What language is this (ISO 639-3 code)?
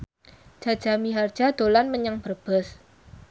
jav